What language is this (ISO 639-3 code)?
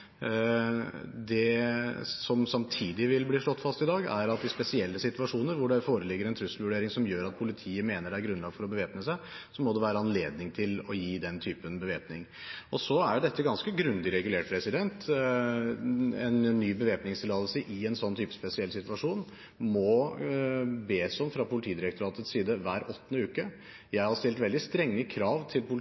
nob